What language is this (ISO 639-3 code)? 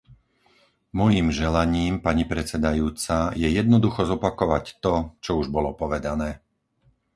slk